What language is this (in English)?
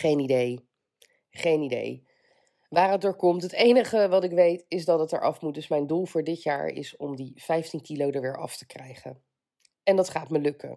Dutch